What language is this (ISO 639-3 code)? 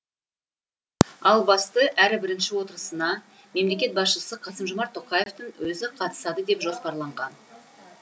kaz